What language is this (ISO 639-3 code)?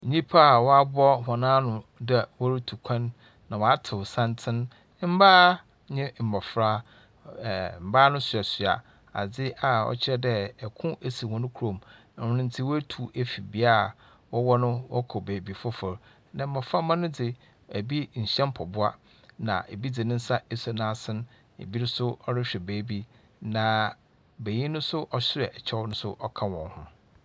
aka